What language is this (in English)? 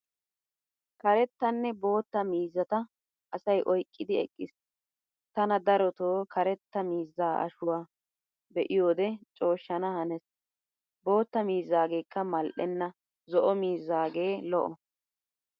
Wolaytta